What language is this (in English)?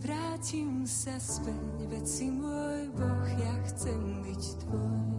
Slovak